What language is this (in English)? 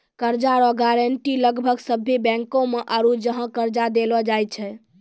Maithili